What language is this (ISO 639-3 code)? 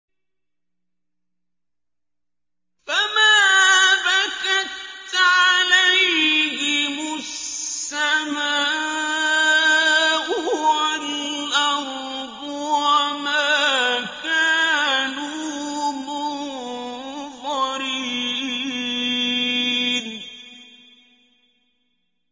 ara